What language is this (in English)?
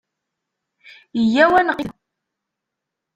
Kabyle